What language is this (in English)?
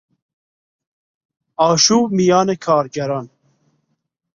Persian